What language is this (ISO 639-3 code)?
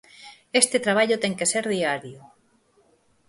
glg